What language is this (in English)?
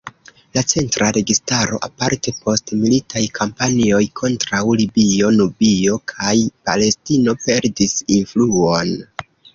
Esperanto